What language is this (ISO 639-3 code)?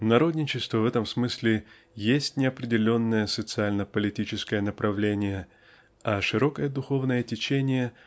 rus